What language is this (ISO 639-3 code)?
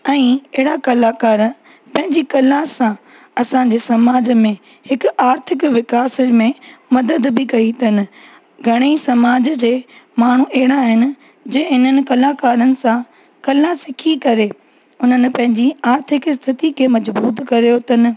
snd